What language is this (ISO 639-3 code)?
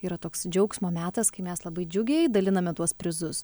lit